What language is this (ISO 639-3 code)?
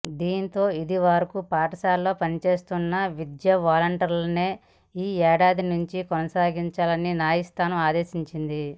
tel